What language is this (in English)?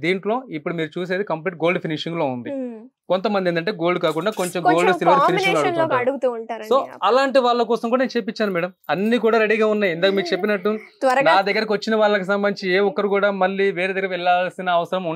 Hindi